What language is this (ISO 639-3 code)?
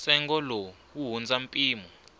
tso